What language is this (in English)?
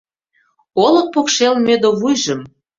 Mari